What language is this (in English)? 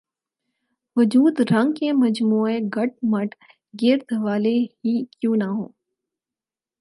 Urdu